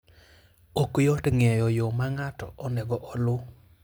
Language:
Luo (Kenya and Tanzania)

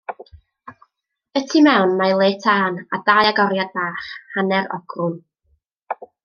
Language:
Welsh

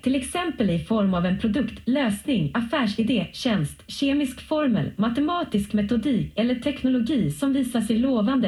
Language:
Swedish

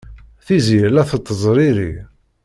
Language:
Kabyle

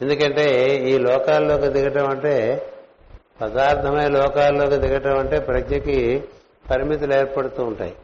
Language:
Telugu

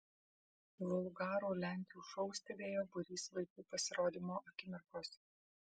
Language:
Lithuanian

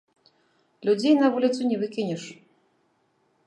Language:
Belarusian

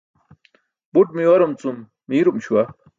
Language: Burushaski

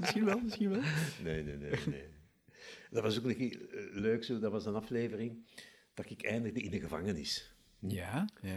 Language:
Dutch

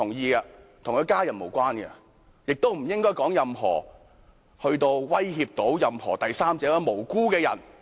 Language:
Cantonese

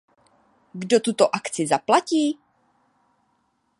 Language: Czech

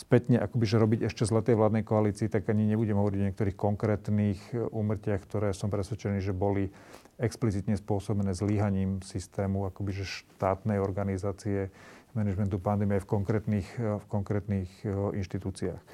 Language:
Slovak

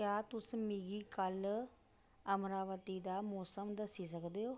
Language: Dogri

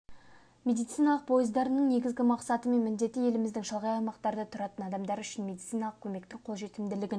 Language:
Kazakh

